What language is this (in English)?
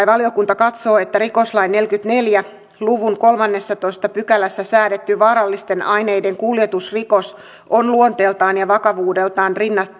Finnish